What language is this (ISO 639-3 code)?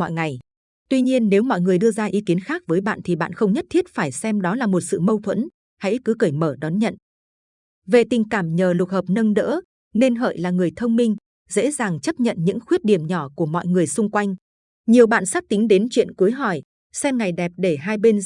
vie